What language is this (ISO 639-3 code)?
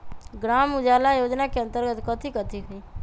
mag